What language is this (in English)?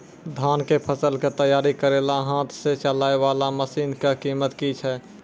Maithili